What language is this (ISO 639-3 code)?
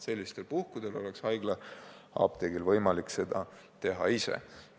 est